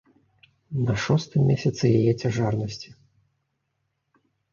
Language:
Belarusian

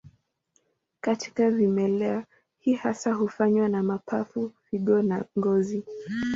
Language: Swahili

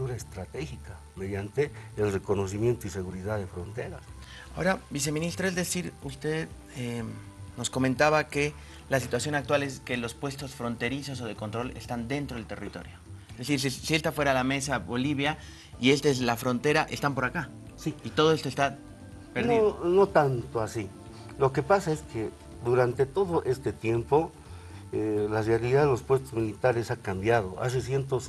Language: Spanish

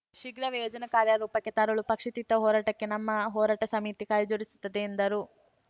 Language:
Kannada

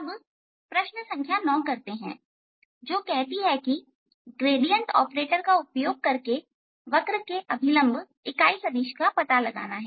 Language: Hindi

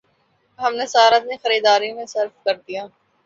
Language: Urdu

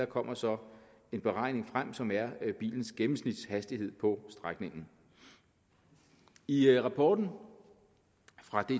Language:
Danish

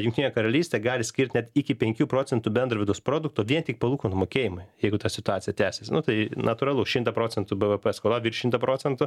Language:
Lithuanian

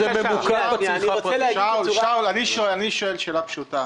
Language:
Hebrew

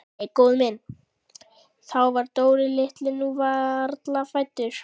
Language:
Icelandic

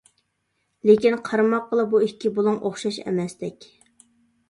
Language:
Uyghur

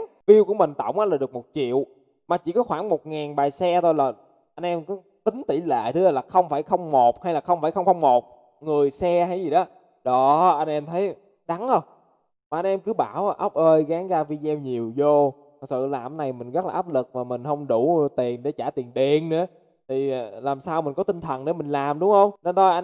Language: Vietnamese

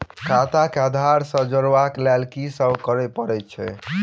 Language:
Maithili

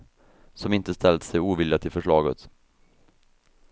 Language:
Swedish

